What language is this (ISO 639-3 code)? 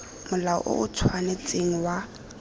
tsn